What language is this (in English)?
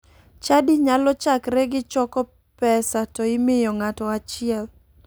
Luo (Kenya and Tanzania)